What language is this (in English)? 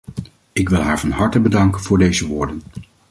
Dutch